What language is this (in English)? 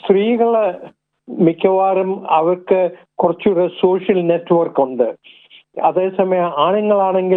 Malayalam